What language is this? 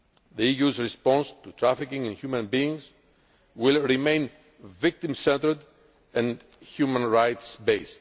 English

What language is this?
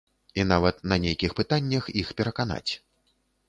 Belarusian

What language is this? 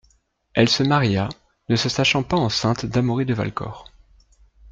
French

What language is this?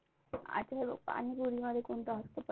Marathi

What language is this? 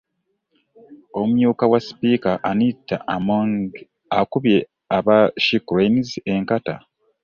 Ganda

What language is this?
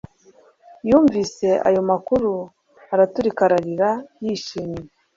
Kinyarwanda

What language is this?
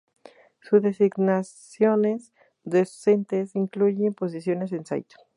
Spanish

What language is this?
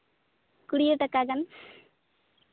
Santali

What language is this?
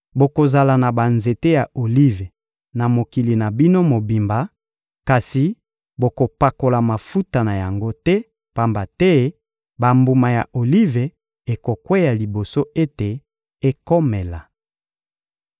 Lingala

